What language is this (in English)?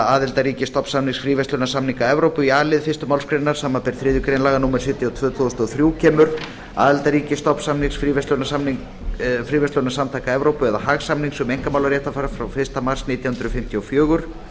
Icelandic